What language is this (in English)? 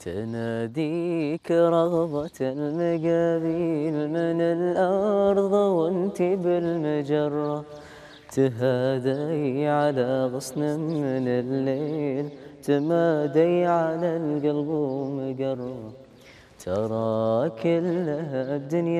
Arabic